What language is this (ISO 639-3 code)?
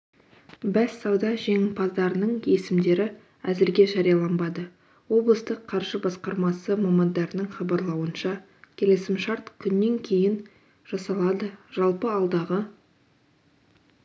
kaz